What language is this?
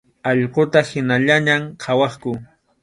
Arequipa-La Unión Quechua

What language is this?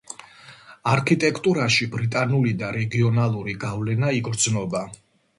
Georgian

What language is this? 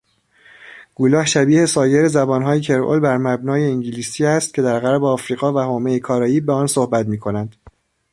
Persian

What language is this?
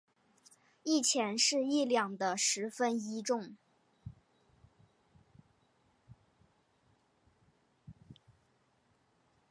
Chinese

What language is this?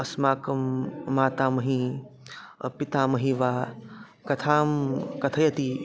Sanskrit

